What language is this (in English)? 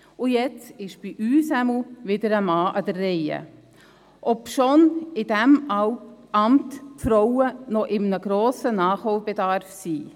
Swiss German